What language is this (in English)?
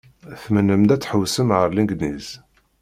Kabyle